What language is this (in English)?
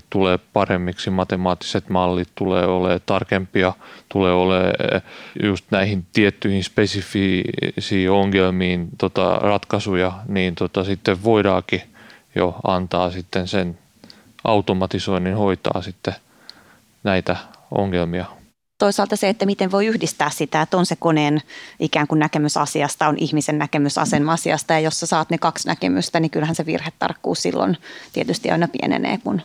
Finnish